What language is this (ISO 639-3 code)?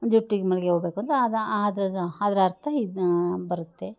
kan